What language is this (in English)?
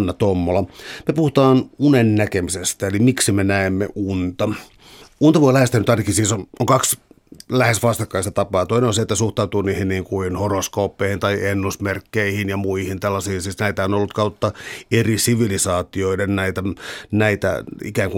Finnish